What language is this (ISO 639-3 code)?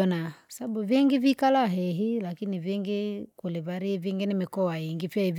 lag